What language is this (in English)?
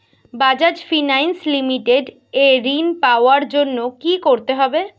Bangla